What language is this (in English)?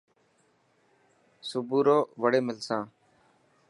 Dhatki